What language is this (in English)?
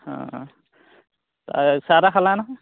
Assamese